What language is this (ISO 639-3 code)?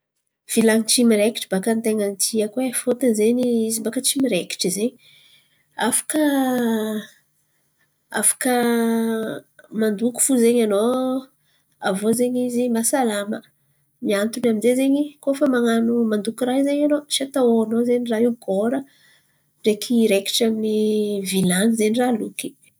xmv